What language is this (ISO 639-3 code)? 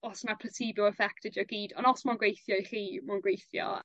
cym